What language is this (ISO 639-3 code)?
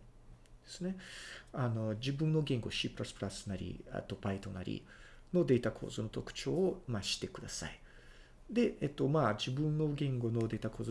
jpn